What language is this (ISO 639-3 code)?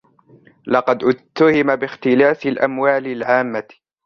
ara